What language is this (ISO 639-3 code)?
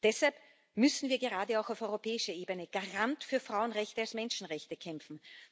deu